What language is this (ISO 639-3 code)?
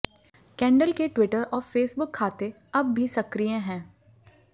hin